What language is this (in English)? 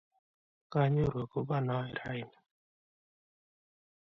Kalenjin